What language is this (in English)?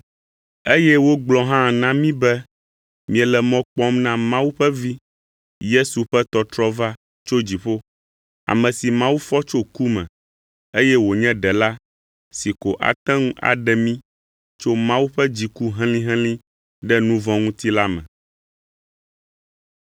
Ewe